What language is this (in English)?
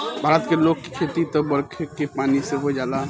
Bhojpuri